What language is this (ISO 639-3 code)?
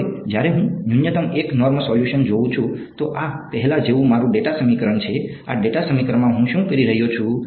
guj